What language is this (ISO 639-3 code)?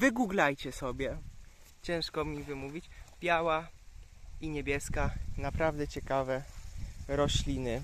pol